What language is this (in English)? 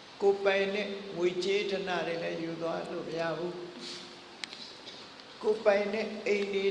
Vietnamese